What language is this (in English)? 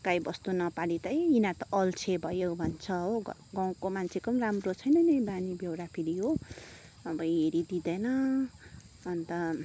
Nepali